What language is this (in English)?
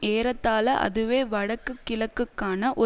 Tamil